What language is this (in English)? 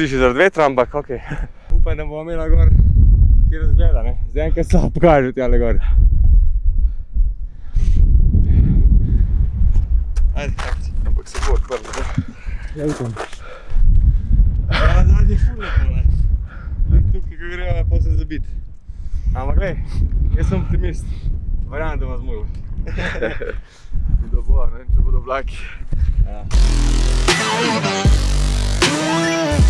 Slovenian